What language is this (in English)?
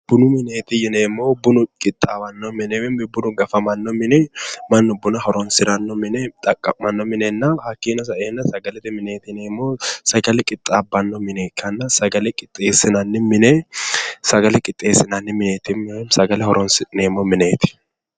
Sidamo